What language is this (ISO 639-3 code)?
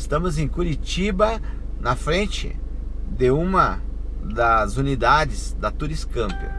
por